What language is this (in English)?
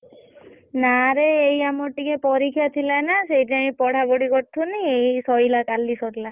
Odia